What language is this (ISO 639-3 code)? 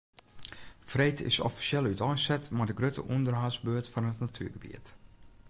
fry